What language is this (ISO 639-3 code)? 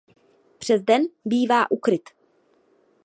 ces